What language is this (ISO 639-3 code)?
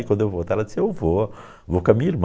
por